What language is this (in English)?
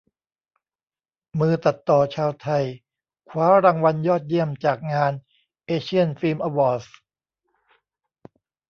Thai